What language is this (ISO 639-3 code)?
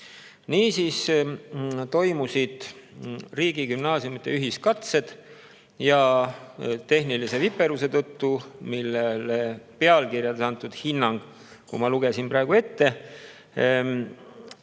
est